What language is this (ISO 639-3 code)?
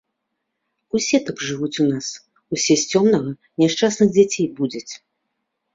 bel